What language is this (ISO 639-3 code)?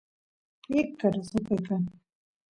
qus